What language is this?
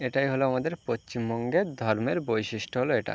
Bangla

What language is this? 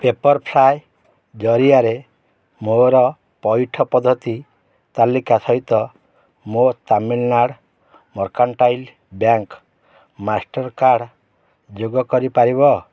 Odia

